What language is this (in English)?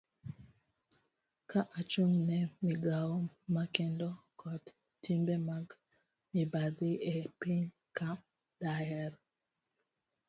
Luo (Kenya and Tanzania)